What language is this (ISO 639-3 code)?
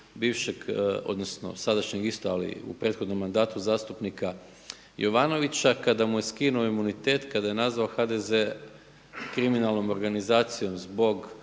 hrv